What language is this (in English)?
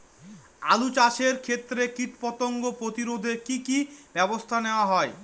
Bangla